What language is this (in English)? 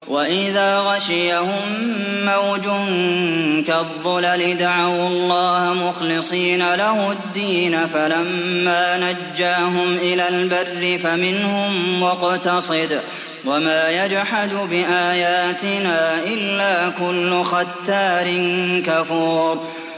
Arabic